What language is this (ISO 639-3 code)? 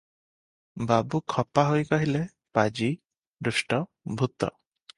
ori